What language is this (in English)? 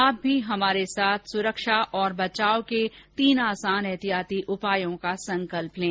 Hindi